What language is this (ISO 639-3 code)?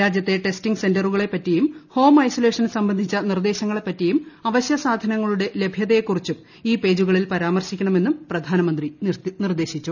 mal